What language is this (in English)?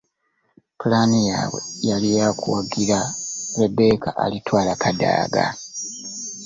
Ganda